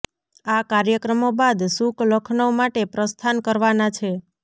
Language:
Gujarati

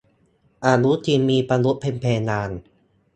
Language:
Thai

